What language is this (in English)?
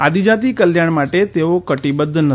Gujarati